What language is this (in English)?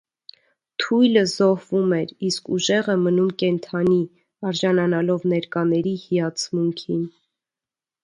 Armenian